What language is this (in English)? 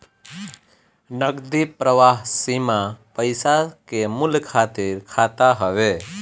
Bhojpuri